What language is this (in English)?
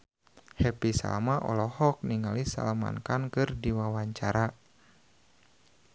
Sundanese